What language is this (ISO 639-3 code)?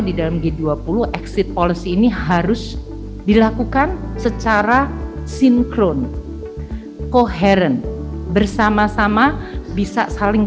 ind